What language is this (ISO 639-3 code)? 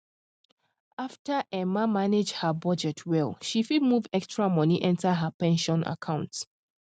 pcm